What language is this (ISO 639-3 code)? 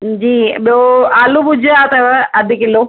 snd